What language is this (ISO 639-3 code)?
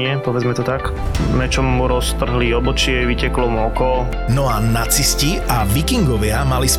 slk